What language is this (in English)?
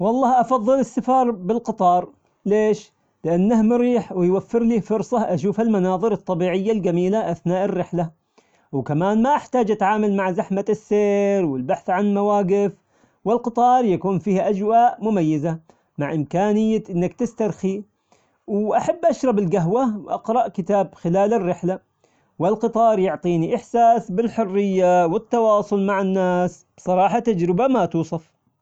Omani Arabic